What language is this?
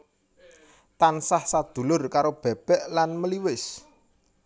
Javanese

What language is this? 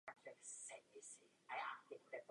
Czech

